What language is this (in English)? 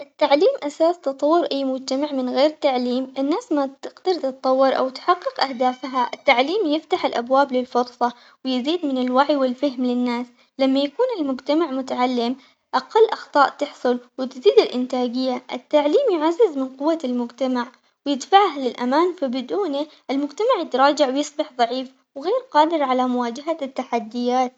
Omani Arabic